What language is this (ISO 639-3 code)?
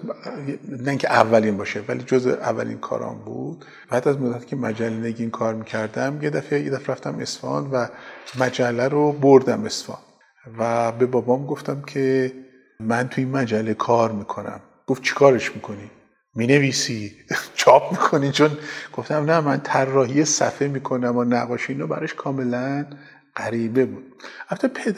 fas